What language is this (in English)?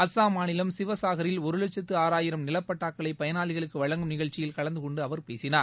Tamil